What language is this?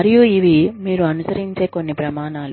Telugu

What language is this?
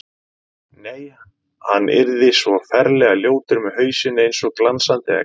Icelandic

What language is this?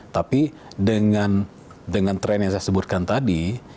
Indonesian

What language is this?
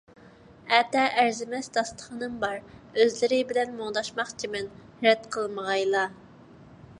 Uyghur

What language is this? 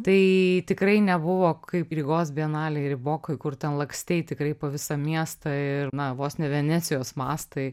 Lithuanian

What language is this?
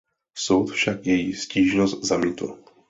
Czech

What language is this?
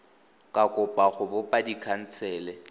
Tswana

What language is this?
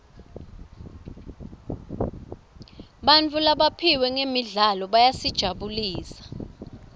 Swati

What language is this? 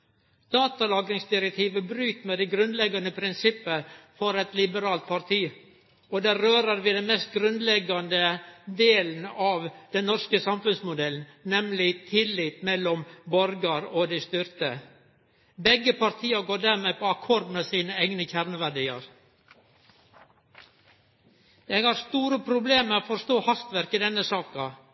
Norwegian Nynorsk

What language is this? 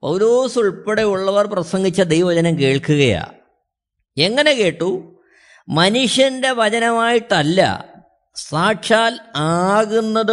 Malayalam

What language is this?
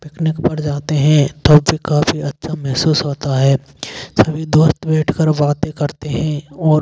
Hindi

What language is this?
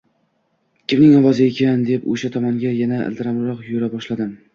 Uzbek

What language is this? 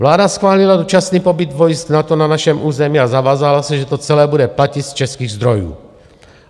Czech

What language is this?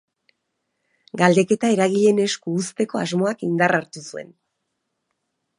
Basque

